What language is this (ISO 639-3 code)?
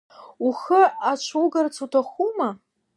abk